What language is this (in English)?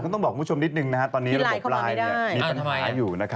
Thai